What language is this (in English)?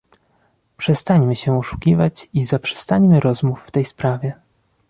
Polish